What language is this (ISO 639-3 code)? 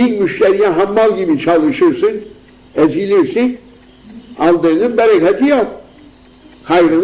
tur